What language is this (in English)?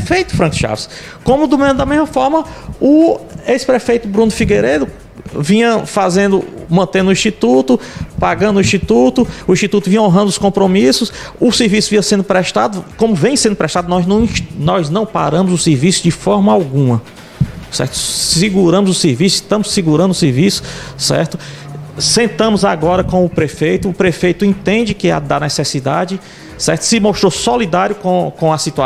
Portuguese